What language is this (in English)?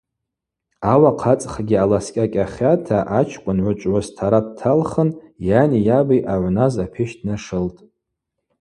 Abaza